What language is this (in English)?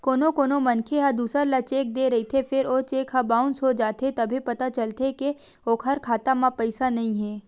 Chhattisgarhi